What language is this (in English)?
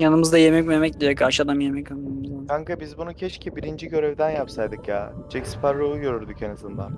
Turkish